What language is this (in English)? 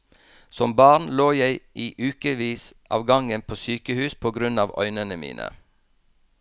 Norwegian